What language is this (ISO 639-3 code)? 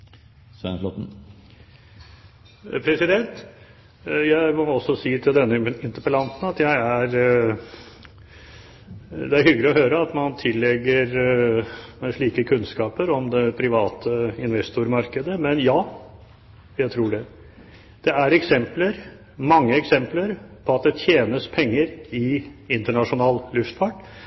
nor